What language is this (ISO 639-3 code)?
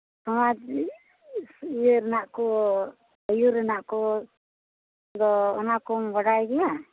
sat